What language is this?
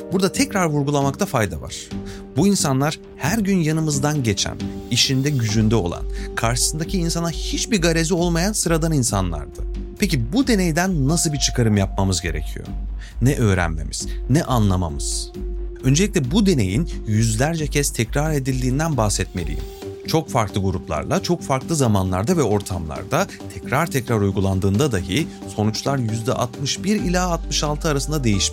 Turkish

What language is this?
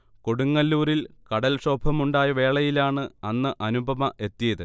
Malayalam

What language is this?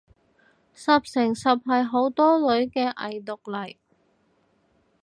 Cantonese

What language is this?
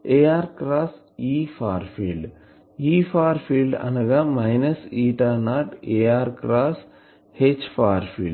Telugu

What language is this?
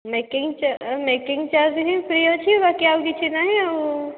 Odia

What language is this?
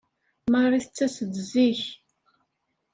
Kabyle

